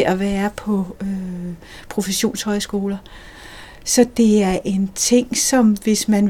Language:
Danish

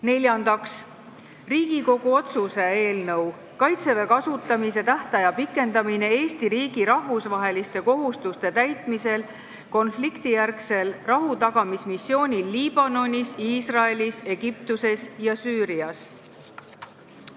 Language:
Estonian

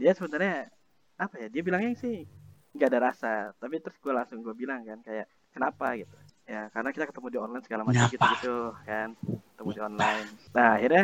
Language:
Indonesian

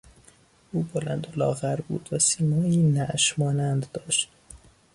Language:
Persian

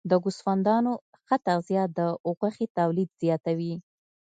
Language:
Pashto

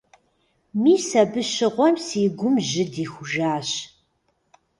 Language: Kabardian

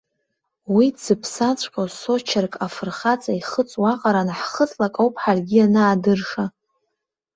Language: Abkhazian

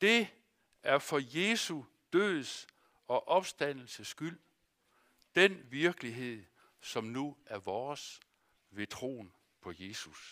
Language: Danish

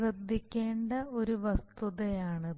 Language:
Malayalam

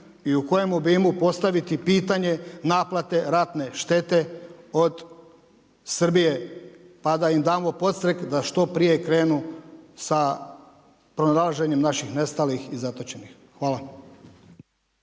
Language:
Croatian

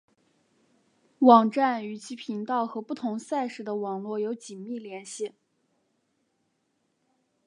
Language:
Chinese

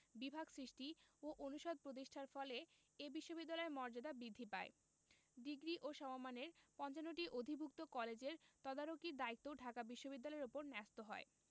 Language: Bangla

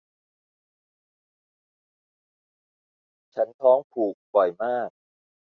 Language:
Thai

